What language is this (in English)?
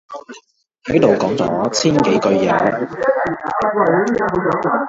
Cantonese